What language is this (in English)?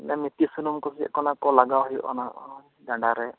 Santali